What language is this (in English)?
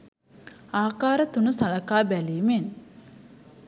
Sinhala